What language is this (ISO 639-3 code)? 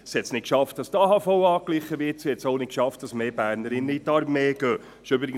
gsw